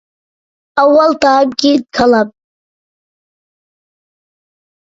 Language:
Uyghur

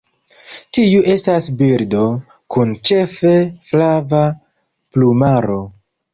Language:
Esperanto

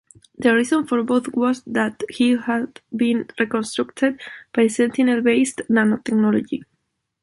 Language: English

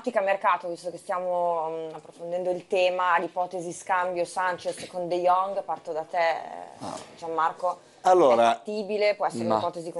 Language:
Italian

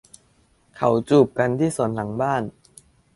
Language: Thai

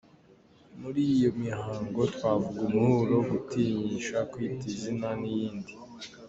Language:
Kinyarwanda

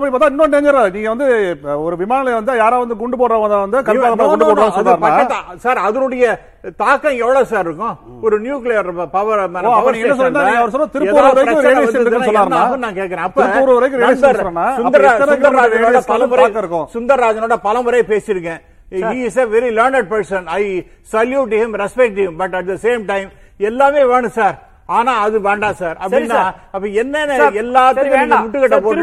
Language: Tamil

